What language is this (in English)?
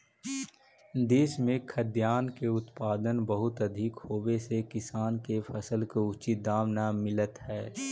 Magahi